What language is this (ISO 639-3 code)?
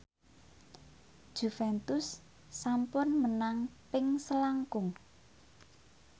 jav